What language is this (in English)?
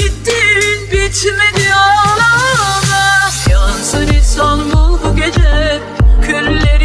Turkish